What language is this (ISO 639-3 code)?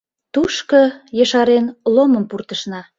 chm